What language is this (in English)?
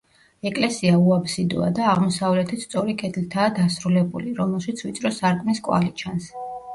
Georgian